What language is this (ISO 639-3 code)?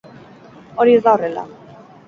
eus